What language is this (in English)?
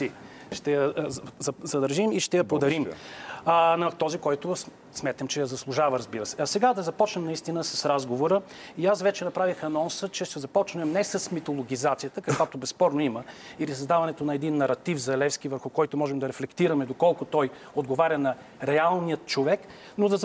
Bulgarian